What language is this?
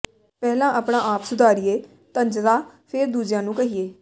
Punjabi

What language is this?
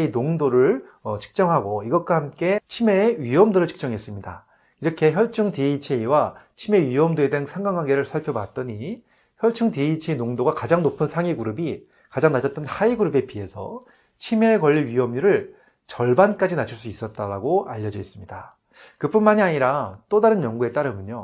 Korean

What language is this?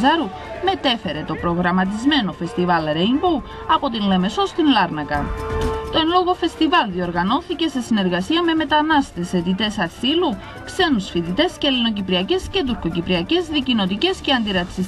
Greek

